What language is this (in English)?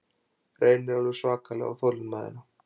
Icelandic